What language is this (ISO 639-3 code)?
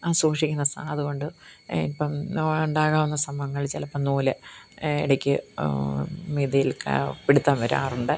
mal